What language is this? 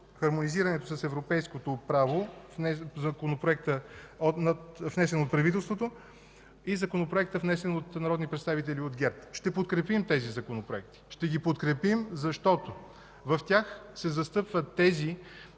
Bulgarian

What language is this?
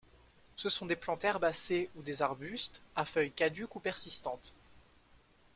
French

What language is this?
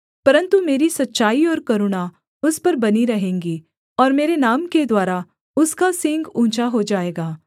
Hindi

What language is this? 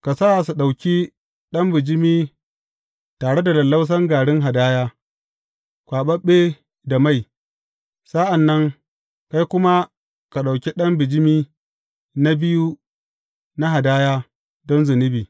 Hausa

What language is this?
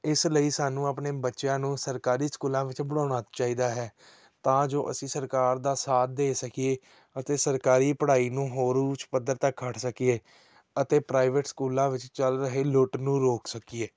Punjabi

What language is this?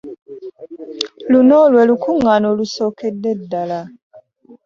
Ganda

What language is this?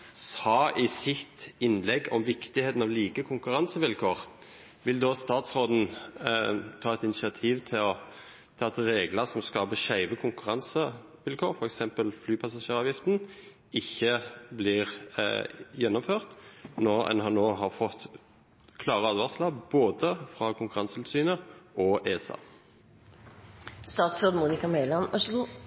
Norwegian Bokmål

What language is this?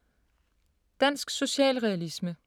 Danish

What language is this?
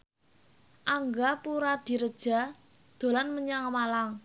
Javanese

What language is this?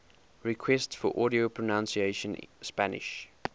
English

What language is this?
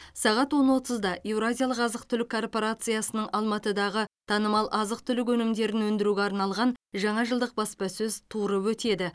Kazakh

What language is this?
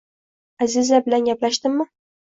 Uzbek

